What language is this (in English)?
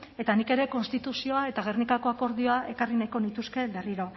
Basque